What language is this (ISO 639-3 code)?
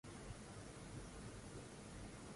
swa